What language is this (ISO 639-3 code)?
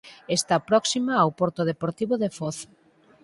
glg